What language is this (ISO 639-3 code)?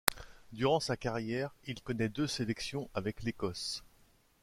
fra